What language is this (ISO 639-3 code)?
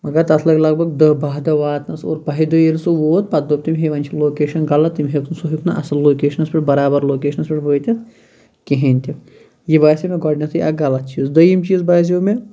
kas